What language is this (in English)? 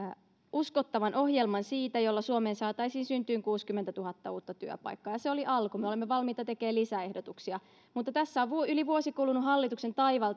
Finnish